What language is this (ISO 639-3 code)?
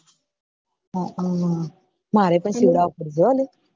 guj